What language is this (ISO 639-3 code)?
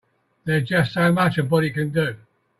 eng